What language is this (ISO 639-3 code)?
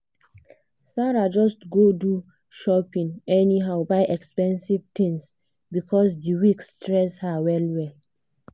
pcm